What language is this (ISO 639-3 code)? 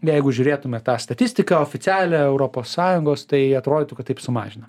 lit